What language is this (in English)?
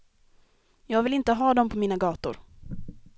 Swedish